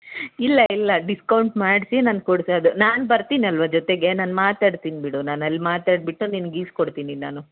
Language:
Kannada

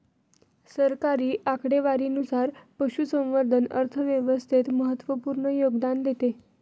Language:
Marathi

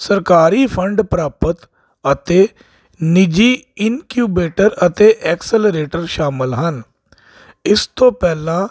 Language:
Punjabi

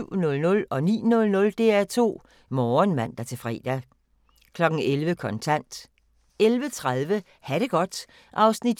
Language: Danish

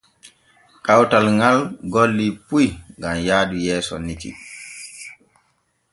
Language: Borgu Fulfulde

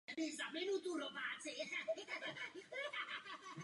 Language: Czech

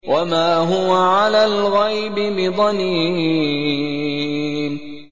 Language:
Arabic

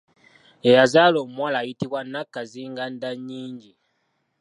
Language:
Ganda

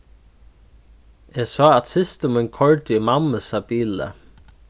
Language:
Faroese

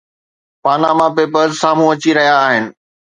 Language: Sindhi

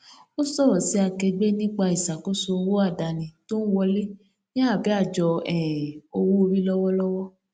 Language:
Yoruba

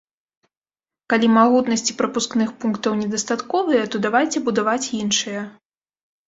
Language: Belarusian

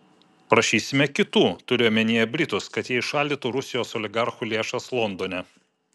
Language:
Lithuanian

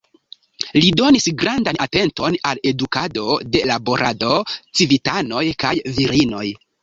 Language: Esperanto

